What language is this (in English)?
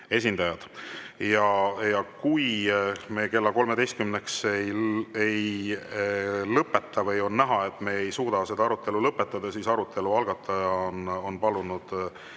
Estonian